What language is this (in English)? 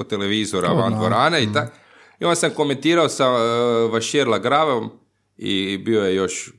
Croatian